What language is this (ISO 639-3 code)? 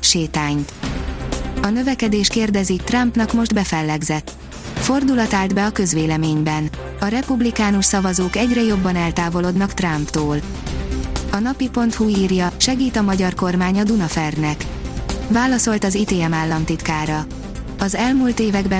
hun